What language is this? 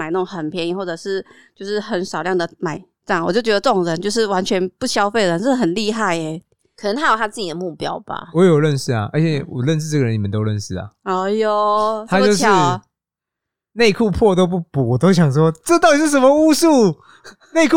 Chinese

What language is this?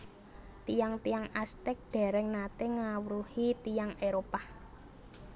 Javanese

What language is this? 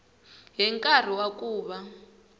Tsonga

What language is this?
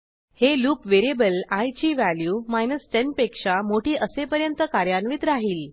Marathi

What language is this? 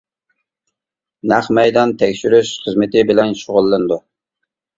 Uyghur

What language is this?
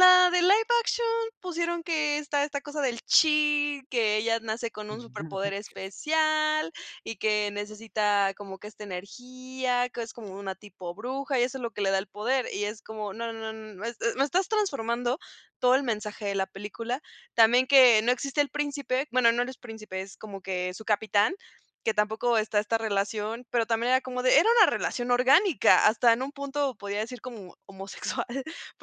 Spanish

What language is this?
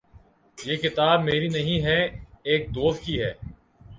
Urdu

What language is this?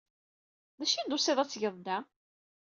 Kabyle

